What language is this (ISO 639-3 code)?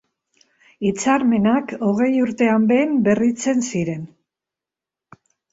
eus